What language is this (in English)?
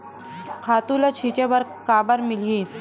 Chhattisgarhi